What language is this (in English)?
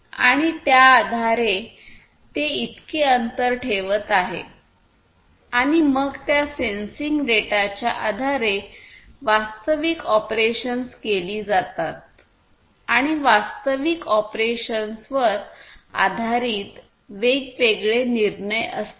Marathi